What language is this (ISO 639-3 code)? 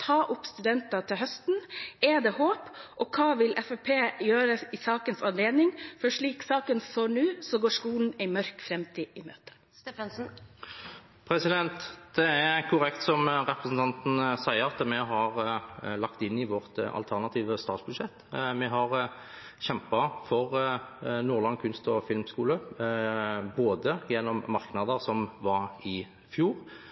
nob